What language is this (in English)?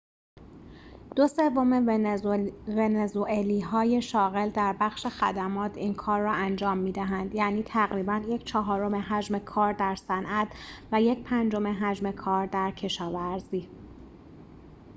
Persian